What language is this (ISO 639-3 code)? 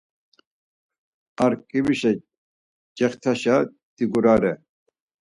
lzz